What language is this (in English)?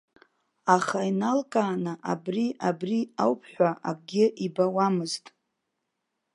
Abkhazian